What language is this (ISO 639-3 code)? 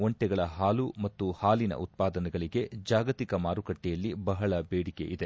kan